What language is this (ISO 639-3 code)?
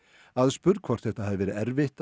isl